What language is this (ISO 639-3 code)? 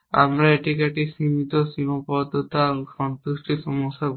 ben